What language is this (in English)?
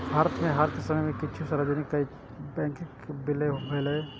Maithili